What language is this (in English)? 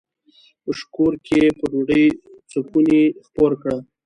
Pashto